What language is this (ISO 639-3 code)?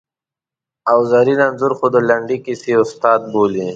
pus